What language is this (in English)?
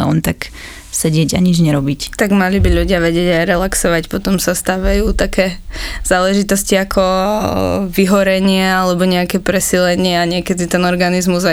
Slovak